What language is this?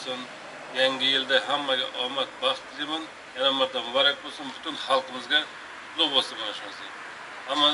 Turkish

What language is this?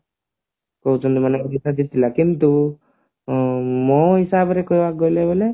Odia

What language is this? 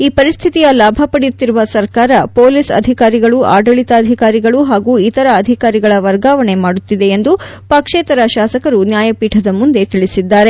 Kannada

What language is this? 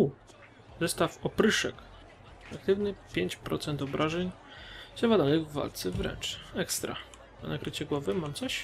Polish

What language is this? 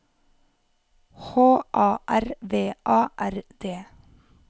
Norwegian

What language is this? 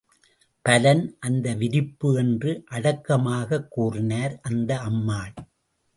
Tamil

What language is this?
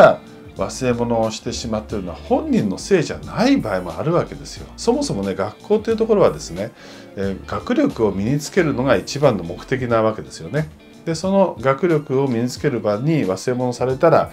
Japanese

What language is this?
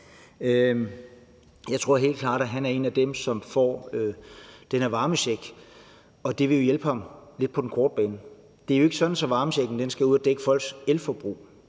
Danish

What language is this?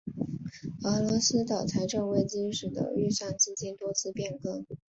Chinese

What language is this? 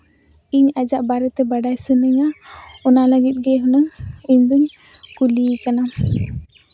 Santali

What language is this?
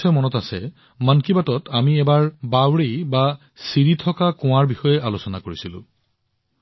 Assamese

